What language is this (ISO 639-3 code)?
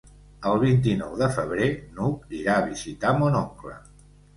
cat